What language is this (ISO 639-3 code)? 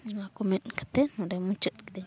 sat